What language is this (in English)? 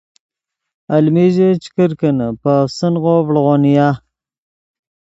Yidgha